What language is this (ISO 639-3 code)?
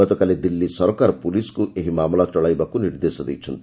ori